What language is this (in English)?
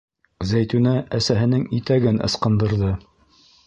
Bashkir